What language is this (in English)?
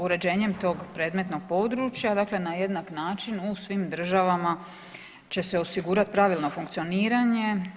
Croatian